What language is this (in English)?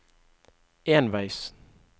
Norwegian